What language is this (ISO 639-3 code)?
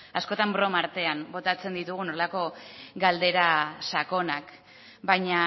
eus